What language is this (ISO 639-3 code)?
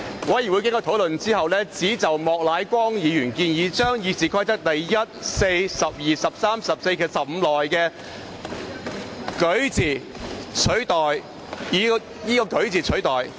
yue